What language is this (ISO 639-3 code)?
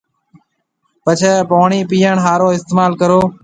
mve